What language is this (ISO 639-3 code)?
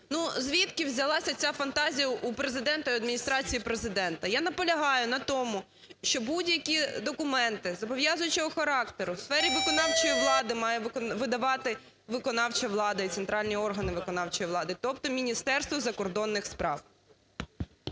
ukr